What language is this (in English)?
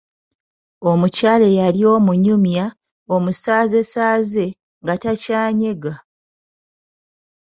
Ganda